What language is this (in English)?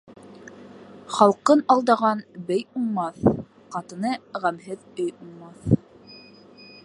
Bashkir